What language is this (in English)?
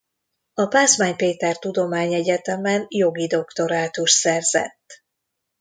Hungarian